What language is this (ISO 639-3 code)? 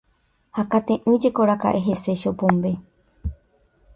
grn